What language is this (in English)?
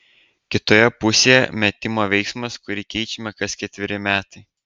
Lithuanian